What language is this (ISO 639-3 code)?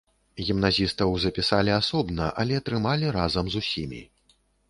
bel